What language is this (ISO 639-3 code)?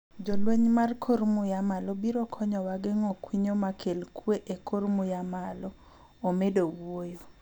luo